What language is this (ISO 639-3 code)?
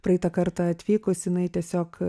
lit